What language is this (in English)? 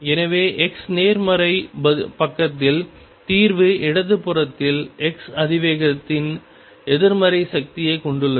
Tamil